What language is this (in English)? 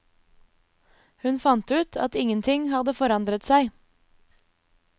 Norwegian